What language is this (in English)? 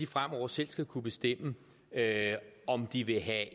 Danish